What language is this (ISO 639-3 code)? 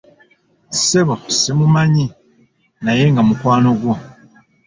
lug